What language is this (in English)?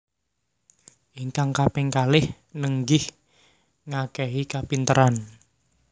Javanese